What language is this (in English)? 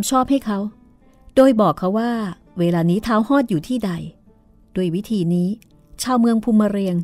Thai